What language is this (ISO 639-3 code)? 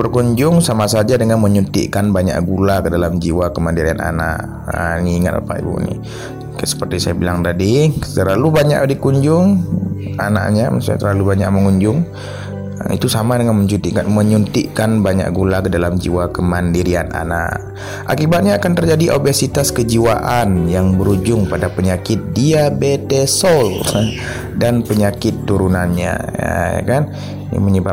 ind